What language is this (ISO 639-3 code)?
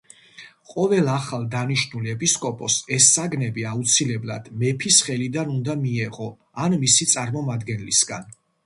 kat